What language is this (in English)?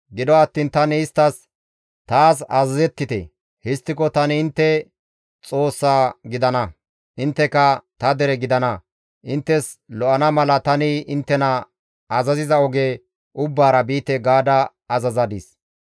Gamo